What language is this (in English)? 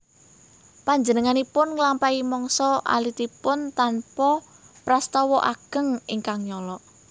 Javanese